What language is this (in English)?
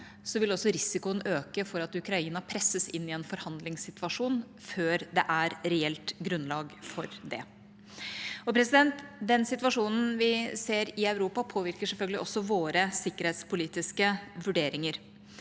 Norwegian